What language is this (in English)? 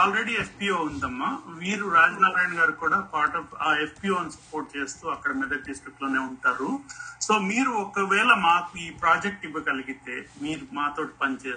Telugu